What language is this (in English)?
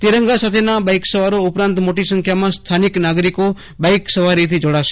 Gujarati